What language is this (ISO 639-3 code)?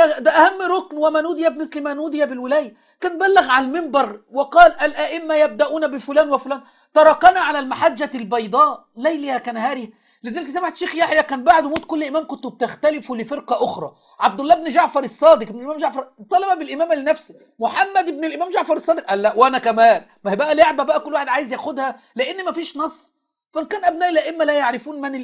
ara